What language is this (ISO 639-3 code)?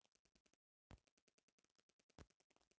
bho